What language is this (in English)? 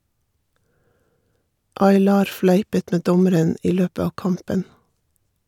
Norwegian